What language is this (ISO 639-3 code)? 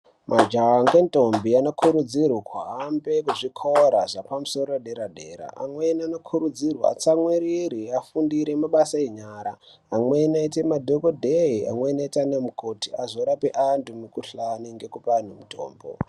ndc